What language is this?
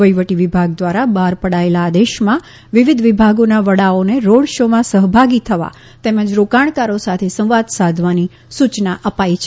Gujarati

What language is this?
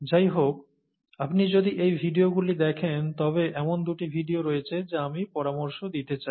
Bangla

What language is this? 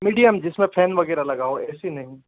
Hindi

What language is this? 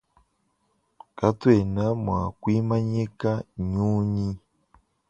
Luba-Lulua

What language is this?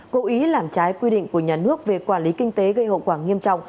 Vietnamese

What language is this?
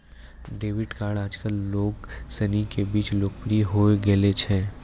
Maithili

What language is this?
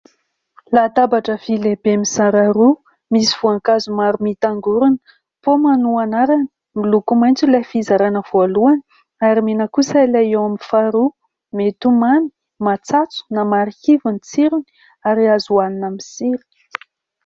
Malagasy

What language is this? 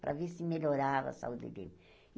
Portuguese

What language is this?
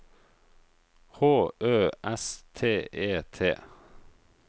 Norwegian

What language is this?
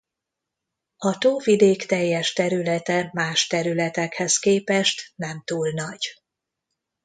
Hungarian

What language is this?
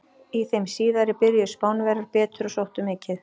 Icelandic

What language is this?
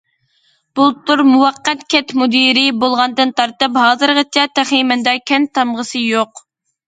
Uyghur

